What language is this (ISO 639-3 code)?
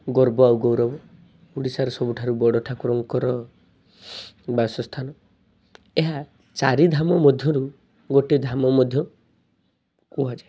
ori